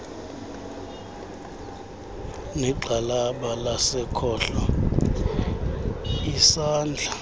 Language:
Xhosa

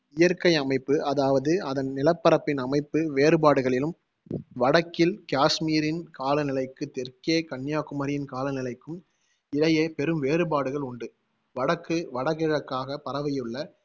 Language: Tamil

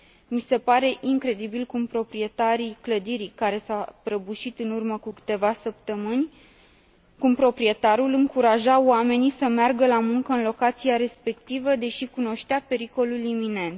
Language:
Romanian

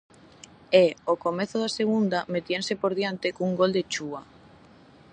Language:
Galician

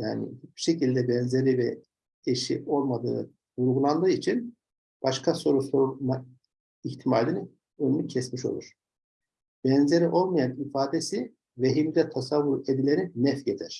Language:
Turkish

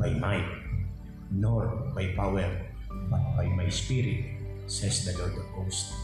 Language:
Filipino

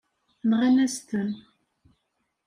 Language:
Kabyle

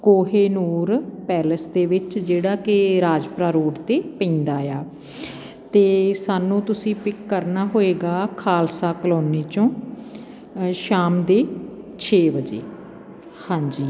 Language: Punjabi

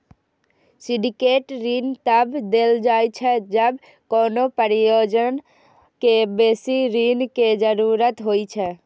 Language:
Maithili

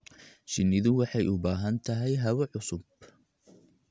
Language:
Somali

